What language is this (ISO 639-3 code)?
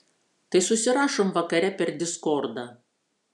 lit